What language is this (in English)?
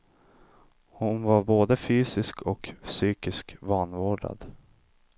Swedish